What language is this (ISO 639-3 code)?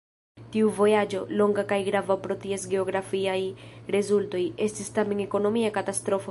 epo